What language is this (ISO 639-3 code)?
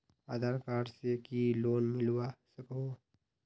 mag